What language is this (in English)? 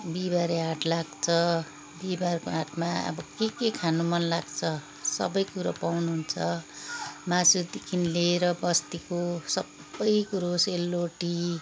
Nepali